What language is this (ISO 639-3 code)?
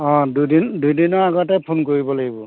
asm